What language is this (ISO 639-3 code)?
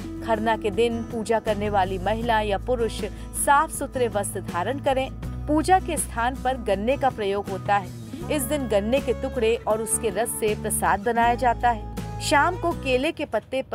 hin